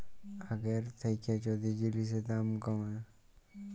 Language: Bangla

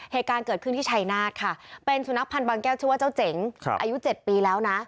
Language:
Thai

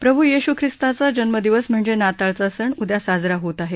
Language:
Marathi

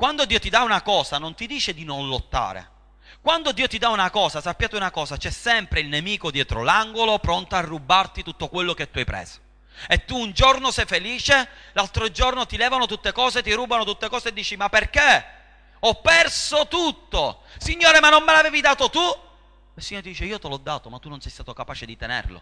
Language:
Italian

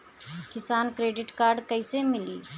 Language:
Bhojpuri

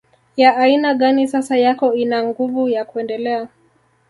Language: Swahili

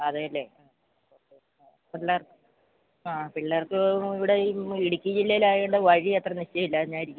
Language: Malayalam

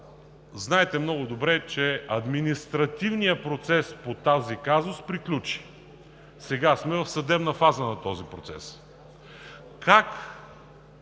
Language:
Bulgarian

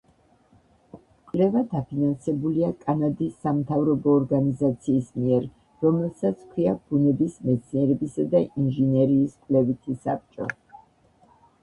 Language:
Georgian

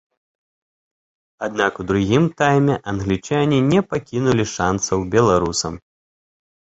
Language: Belarusian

